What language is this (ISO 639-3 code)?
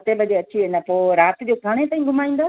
snd